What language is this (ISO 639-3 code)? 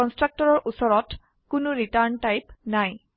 asm